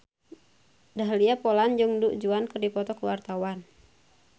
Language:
Sundanese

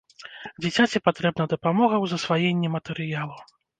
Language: Belarusian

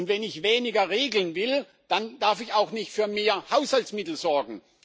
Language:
German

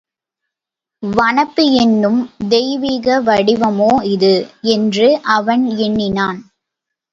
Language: Tamil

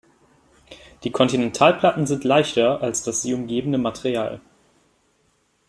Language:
German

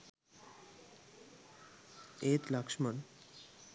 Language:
Sinhala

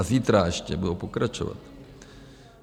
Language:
Czech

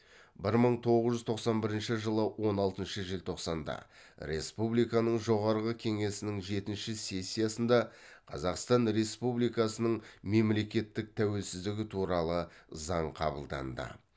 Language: Kazakh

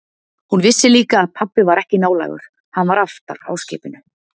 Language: Icelandic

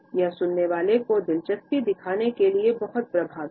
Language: Hindi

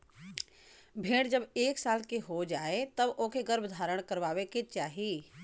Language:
Bhojpuri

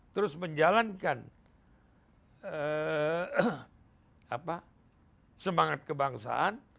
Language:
Indonesian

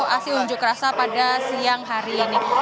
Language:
Indonesian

